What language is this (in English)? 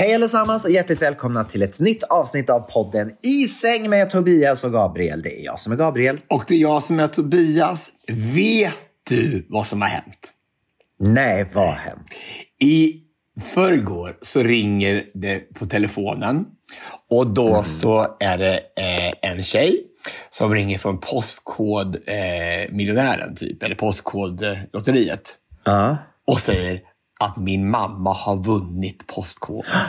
Swedish